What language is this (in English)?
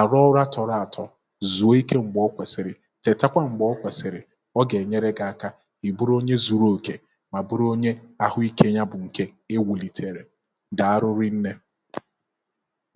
Igbo